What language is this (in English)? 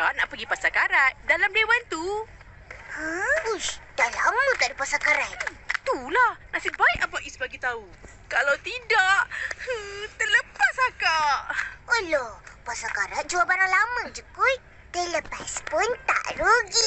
Malay